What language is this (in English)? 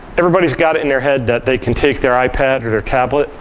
English